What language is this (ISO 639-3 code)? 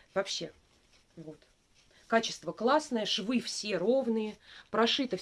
rus